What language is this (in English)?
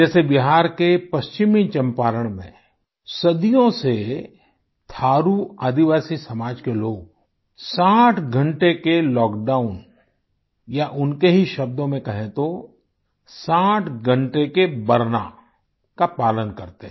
Hindi